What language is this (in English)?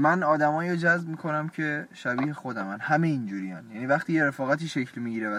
Persian